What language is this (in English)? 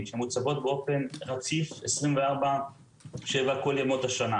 Hebrew